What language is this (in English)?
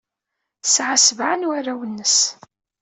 Kabyle